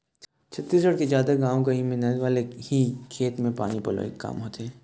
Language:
Chhattisgarhi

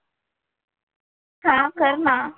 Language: Marathi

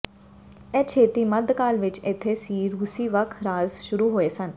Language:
Punjabi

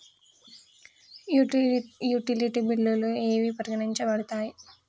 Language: Telugu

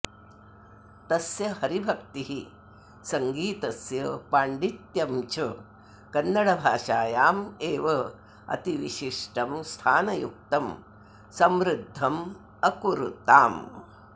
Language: Sanskrit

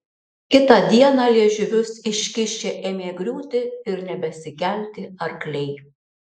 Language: Lithuanian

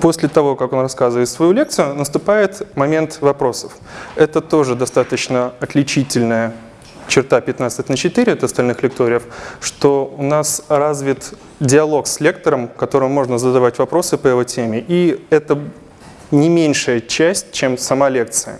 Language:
Russian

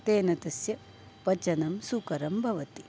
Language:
Sanskrit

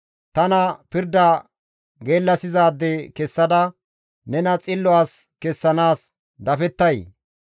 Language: Gamo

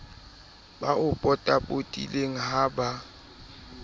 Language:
Southern Sotho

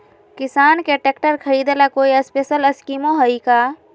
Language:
Magahi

